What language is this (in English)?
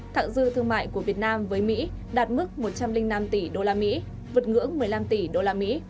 Vietnamese